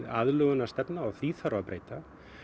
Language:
Icelandic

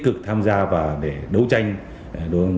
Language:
Vietnamese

